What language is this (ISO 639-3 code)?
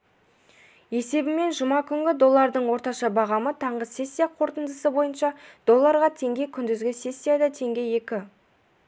kaz